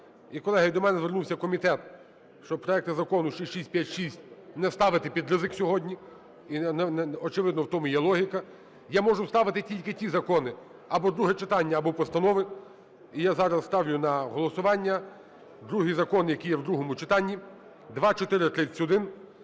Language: Ukrainian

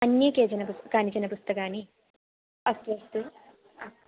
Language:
Sanskrit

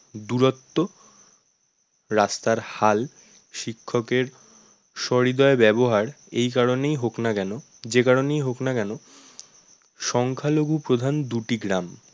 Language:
Bangla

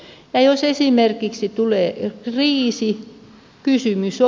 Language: Finnish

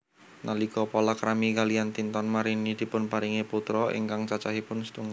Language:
Javanese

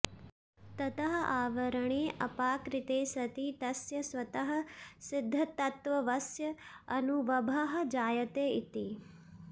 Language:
Sanskrit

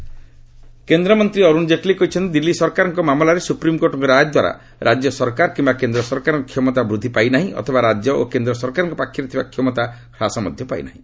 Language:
Odia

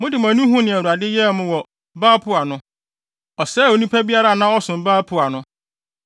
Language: Akan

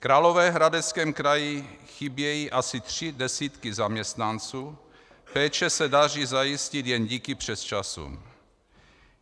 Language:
Czech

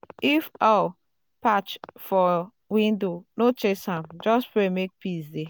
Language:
Nigerian Pidgin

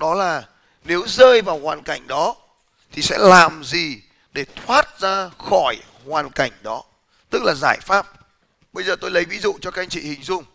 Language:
Vietnamese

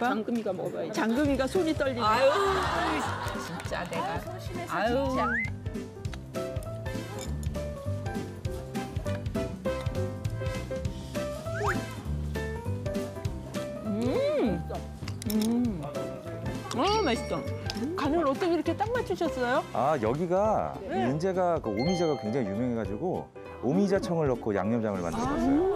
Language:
Korean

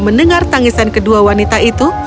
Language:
Indonesian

